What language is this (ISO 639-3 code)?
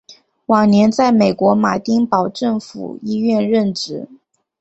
zho